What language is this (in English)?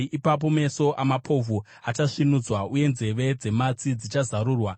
Shona